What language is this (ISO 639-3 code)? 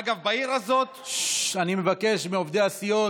heb